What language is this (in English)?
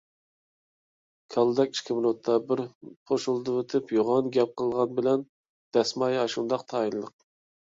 Uyghur